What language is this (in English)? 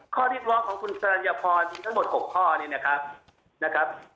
Thai